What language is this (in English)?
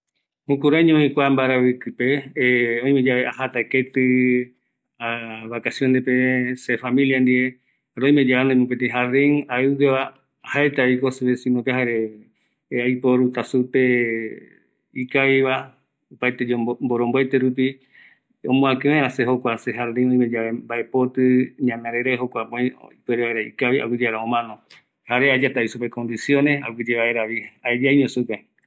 Eastern Bolivian Guaraní